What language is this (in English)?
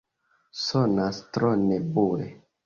Esperanto